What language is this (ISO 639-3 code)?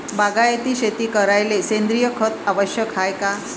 mar